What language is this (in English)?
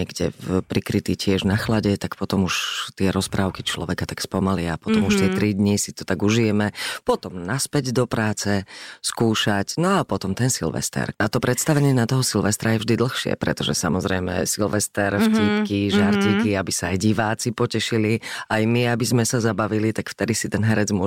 Slovak